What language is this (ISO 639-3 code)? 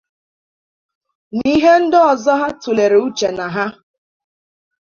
ibo